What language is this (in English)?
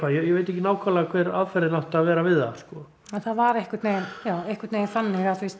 Icelandic